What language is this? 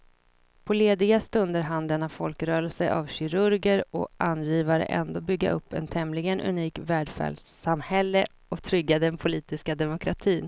Swedish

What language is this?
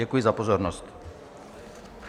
Czech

